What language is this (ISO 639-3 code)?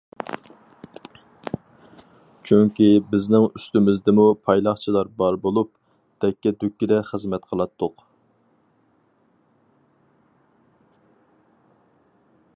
uig